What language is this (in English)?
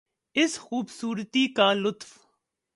Urdu